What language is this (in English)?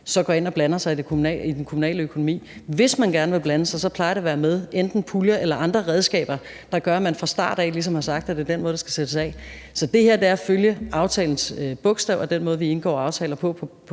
Danish